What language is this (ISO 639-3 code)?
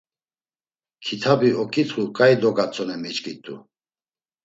lzz